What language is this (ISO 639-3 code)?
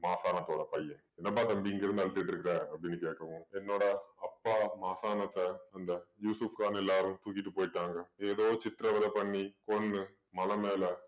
tam